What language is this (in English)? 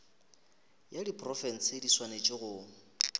Northern Sotho